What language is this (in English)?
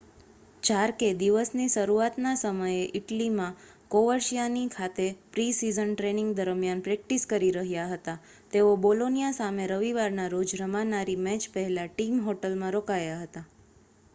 Gujarati